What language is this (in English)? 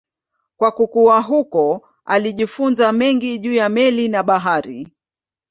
Swahili